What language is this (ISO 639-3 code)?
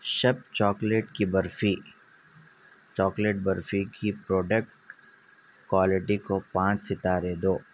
urd